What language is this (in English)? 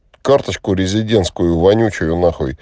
Russian